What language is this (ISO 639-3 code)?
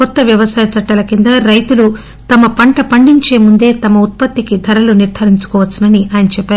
tel